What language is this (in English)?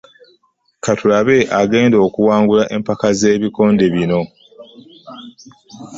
Ganda